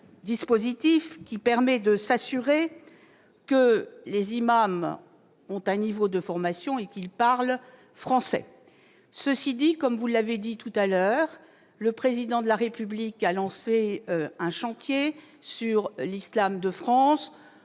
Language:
French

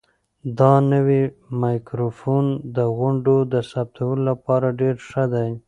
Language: Pashto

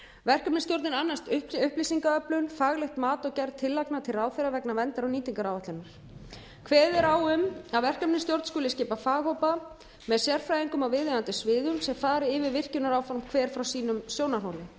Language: Icelandic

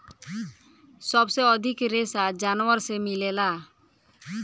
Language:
Bhojpuri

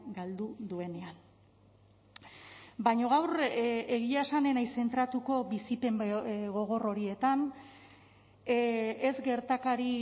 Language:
Basque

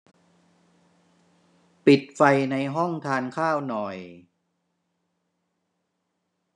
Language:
Thai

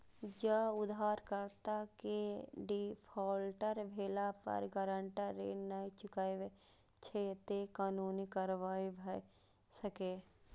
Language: Maithili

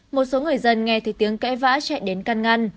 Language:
Vietnamese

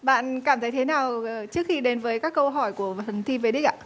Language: Vietnamese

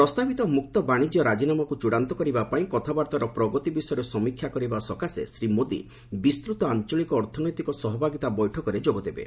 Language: Odia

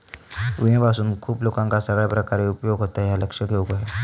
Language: Marathi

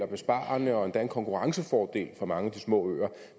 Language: Danish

